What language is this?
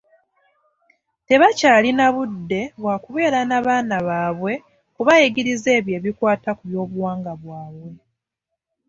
Ganda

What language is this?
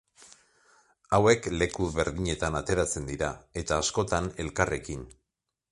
Basque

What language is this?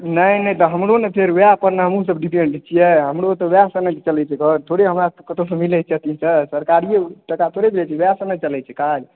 Maithili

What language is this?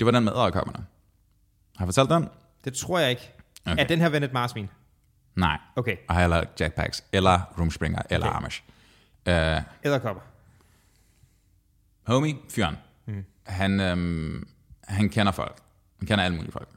Danish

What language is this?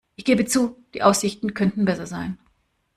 German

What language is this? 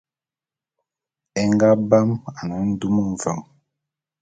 Bulu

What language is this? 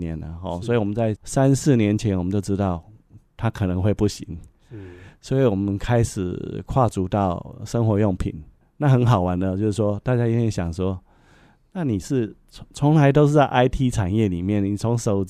Chinese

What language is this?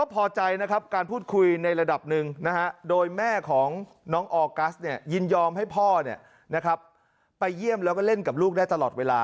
Thai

